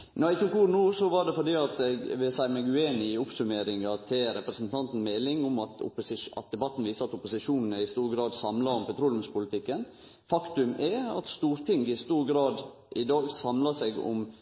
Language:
Norwegian Nynorsk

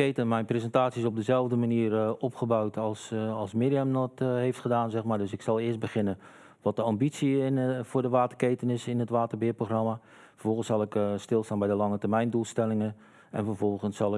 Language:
Dutch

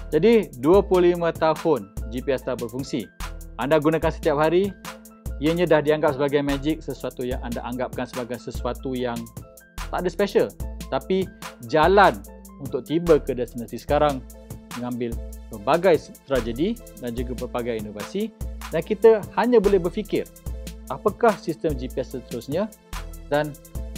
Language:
Malay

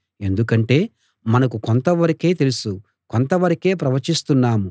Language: Telugu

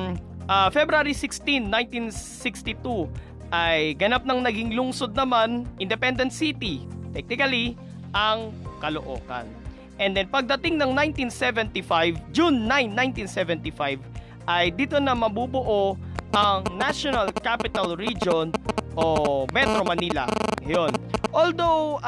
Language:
Filipino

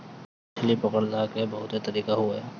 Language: Bhojpuri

